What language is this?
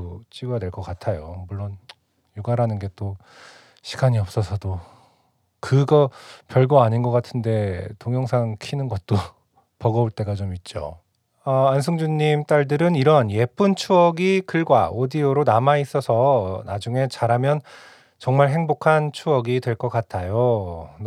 Korean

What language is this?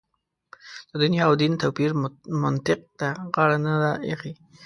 Pashto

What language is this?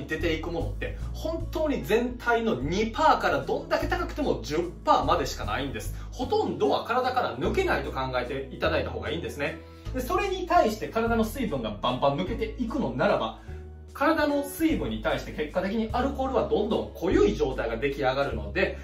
Japanese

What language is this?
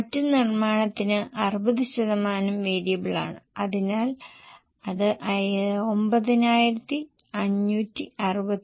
Malayalam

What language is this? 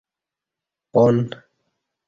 Kati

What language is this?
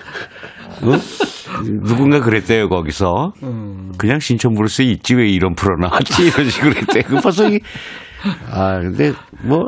Korean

